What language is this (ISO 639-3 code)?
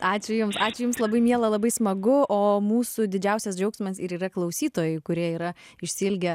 lit